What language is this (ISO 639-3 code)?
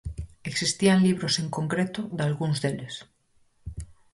glg